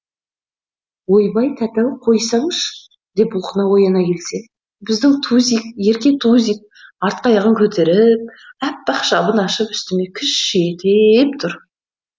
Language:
Kazakh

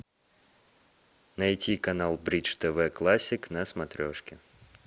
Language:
Russian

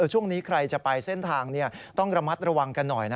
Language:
Thai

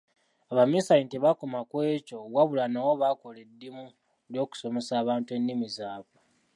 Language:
Ganda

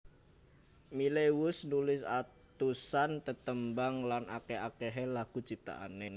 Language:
Javanese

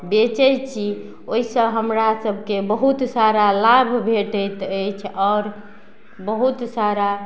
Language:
Maithili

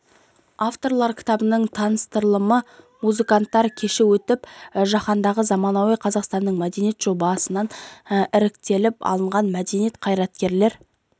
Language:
Kazakh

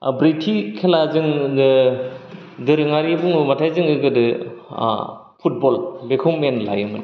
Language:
Bodo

